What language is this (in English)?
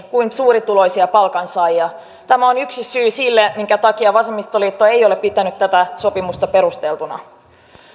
Finnish